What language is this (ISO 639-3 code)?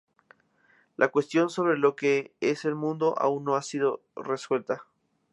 spa